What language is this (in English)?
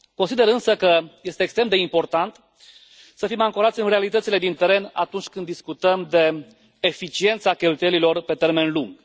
Romanian